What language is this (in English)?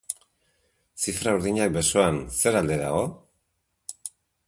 Basque